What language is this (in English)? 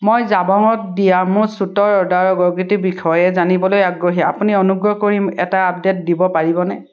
Assamese